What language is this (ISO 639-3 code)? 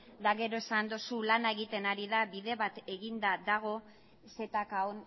eus